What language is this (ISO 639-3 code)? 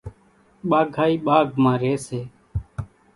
gjk